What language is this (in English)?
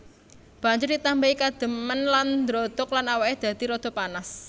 Javanese